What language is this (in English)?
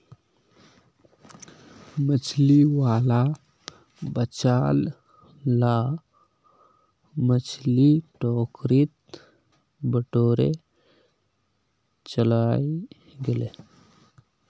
Magahi